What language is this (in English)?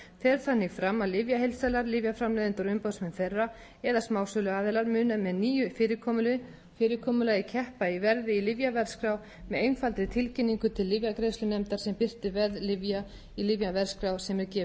Icelandic